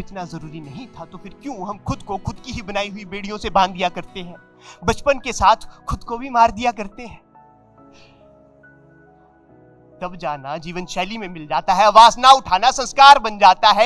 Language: Hindi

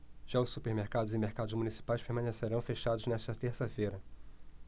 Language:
Portuguese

